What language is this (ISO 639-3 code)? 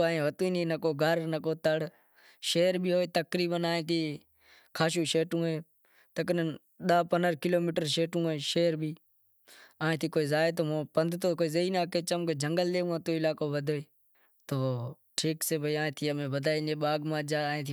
kxp